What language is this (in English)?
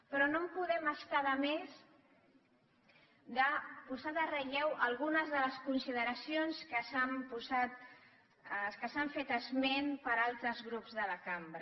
Catalan